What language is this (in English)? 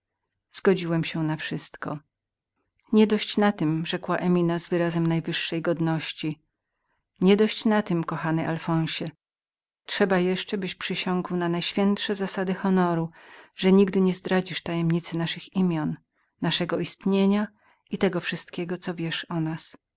Polish